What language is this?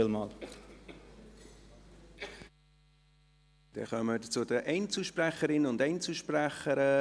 Swiss German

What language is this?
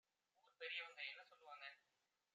Tamil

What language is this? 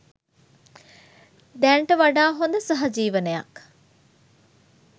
Sinhala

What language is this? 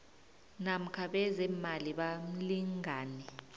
South Ndebele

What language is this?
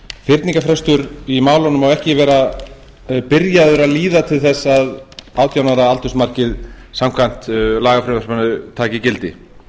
Icelandic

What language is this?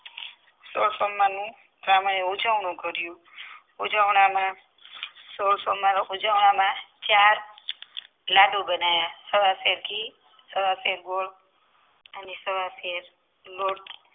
Gujarati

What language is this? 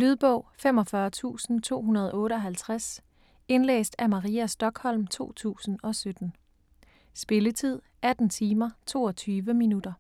Danish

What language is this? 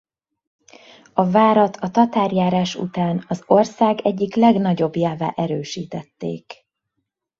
Hungarian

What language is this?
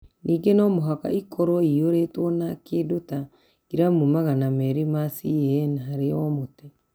Kikuyu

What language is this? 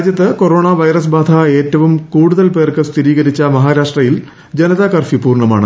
Malayalam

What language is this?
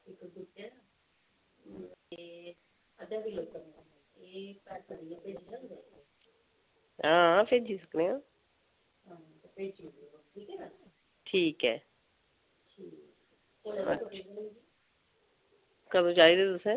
Dogri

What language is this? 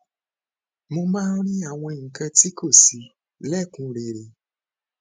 Yoruba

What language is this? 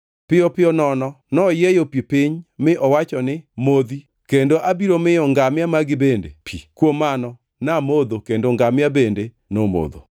Luo (Kenya and Tanzania)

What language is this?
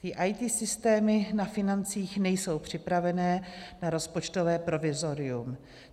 Czech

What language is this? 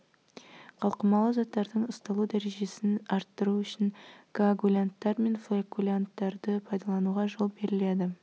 Kazakh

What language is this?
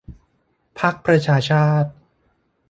Thai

